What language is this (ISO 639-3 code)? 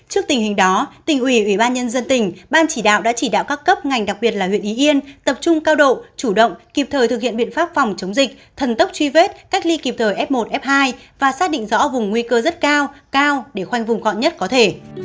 vie